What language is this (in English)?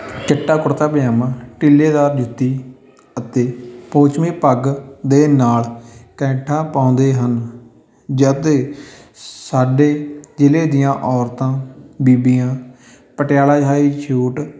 Punjabi